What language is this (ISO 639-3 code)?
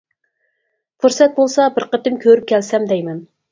uig